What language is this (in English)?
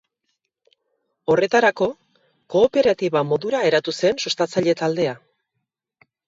Basque